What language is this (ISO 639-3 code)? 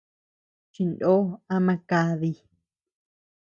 cux